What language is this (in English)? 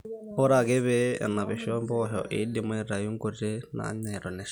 Masai